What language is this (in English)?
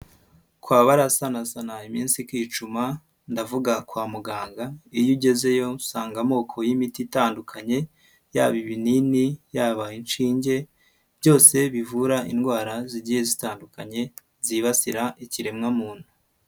Kinyarwanda